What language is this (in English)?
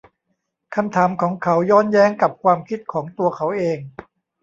Thai